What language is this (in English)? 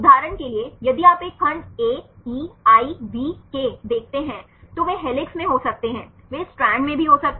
Hindi